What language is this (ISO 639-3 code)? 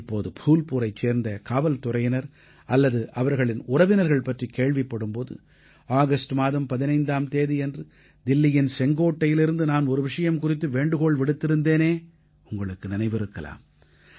tam